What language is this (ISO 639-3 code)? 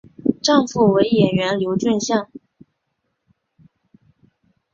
zho